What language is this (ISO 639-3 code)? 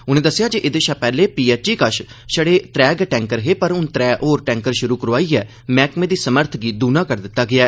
doi